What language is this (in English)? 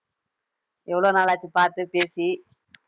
Tamil